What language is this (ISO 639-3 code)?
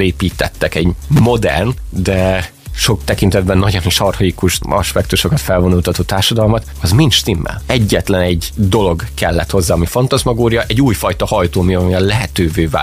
hun